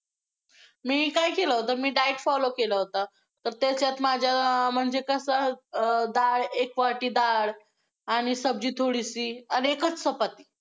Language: Marathi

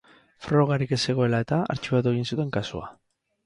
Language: Basque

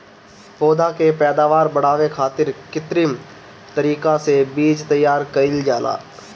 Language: Bhojpuri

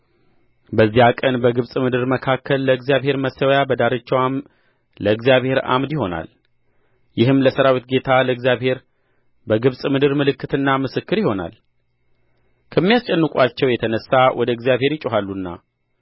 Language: Amharic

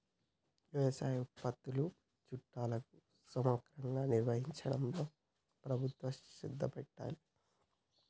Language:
Telugu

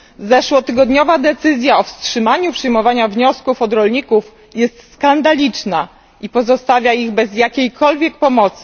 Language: Polish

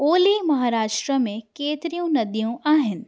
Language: Sindhi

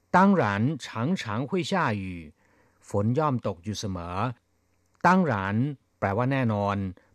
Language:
Thai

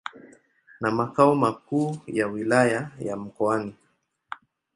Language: Swahili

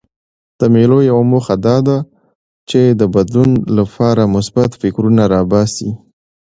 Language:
Pashto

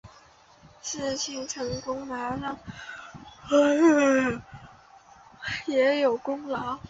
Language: Chinese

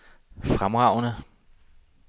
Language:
Danish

